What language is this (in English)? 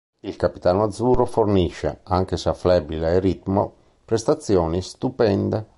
Italian